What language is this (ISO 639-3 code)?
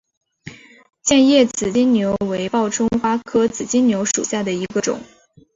zho